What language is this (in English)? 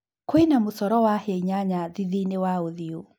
Kikuyu